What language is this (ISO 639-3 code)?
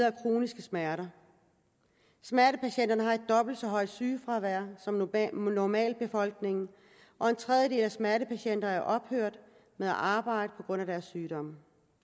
dan